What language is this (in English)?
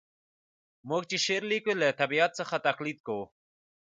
Pashto